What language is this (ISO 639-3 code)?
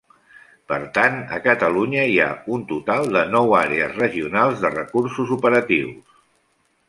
cat